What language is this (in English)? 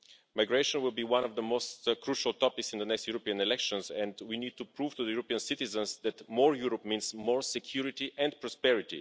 English